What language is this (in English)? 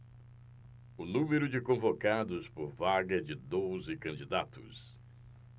Portuguese